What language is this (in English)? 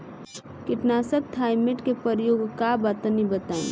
Bhojpuri